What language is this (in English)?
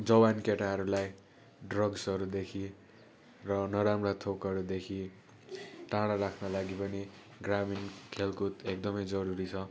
Nepali